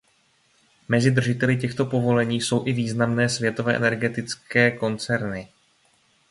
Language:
Czech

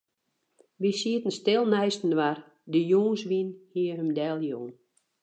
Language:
Western Frisian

